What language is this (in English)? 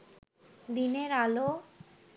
Bangla